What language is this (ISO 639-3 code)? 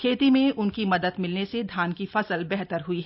hin